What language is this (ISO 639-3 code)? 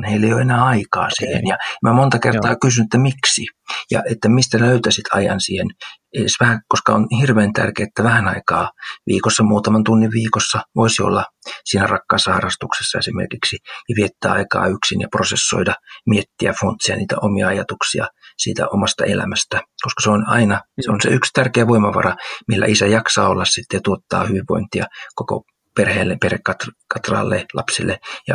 fin